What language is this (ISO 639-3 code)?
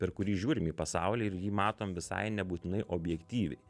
lit